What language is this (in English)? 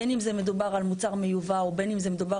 Hebrew